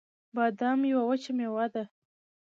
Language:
Pashto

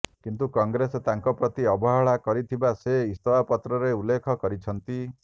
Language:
Odia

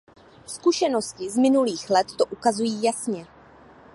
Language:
Czech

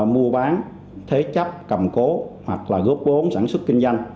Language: Vietnamese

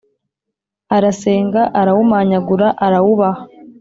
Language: Kinyarwanda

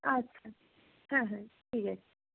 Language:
Bangla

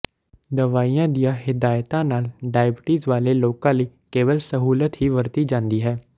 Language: Punjabi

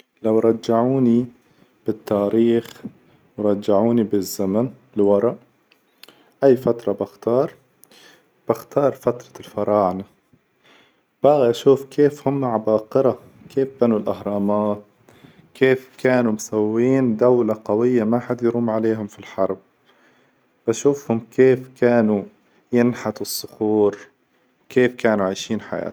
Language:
Hijazi Arabic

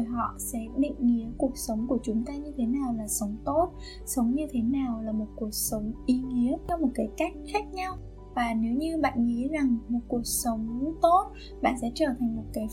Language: Vietnamese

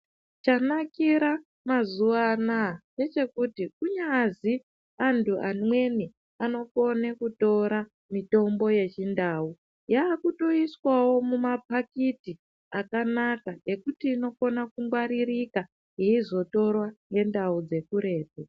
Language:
Ndau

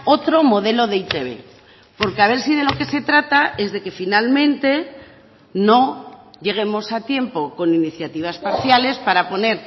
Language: Spanish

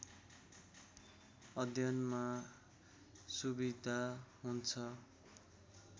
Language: Nepali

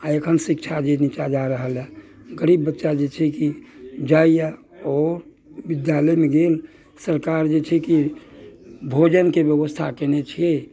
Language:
Maithili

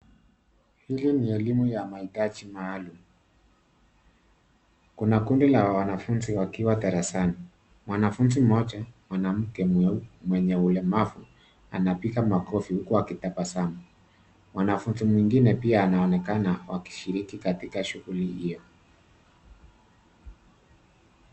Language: Swahili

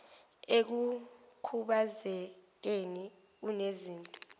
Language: Zulu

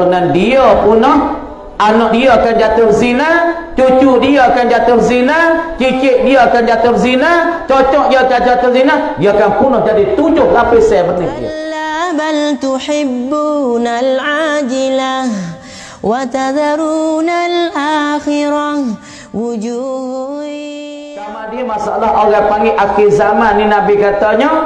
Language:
Malay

